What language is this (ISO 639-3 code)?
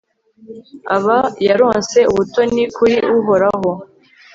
kin